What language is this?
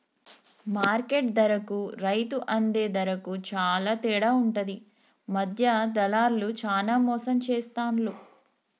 Telugu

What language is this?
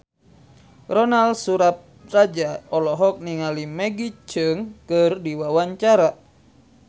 Sundanese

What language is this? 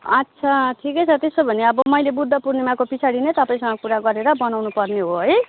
Nepali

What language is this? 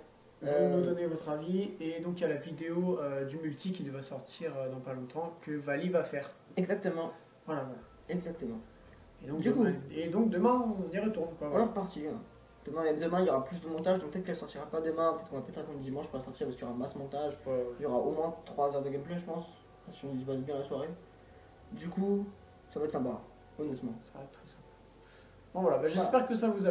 French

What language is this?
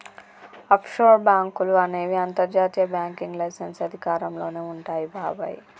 Telugu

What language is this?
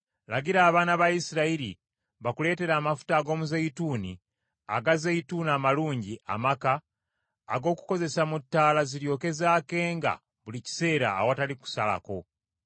Ganda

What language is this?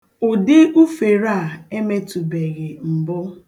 Igbo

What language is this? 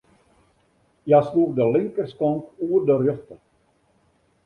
Western Frisian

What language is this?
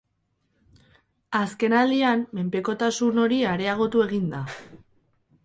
Basque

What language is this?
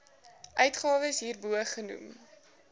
Afrikaans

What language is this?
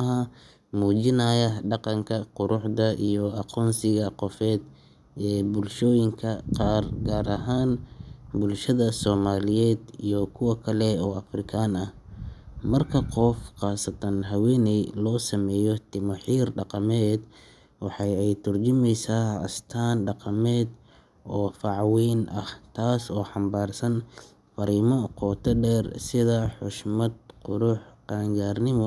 Somali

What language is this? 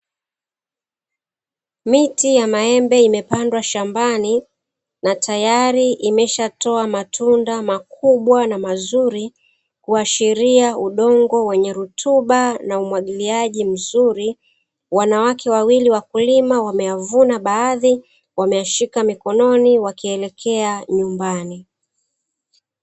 Swahili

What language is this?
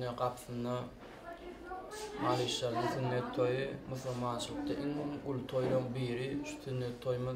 Romanian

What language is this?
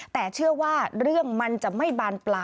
Thai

